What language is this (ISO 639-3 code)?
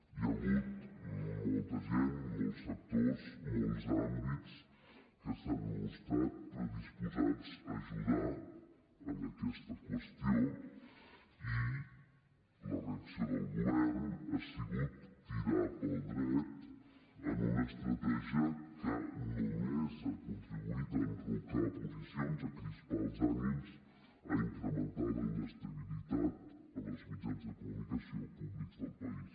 cat